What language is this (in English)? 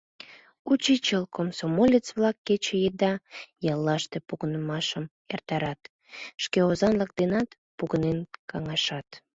Mari